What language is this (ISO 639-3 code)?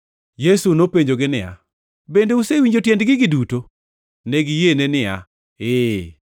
luo